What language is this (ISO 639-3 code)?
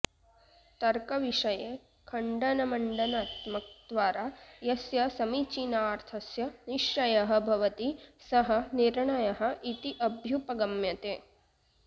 san